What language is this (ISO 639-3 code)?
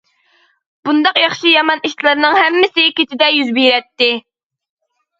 uig